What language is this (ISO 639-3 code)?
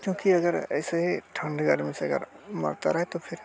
hin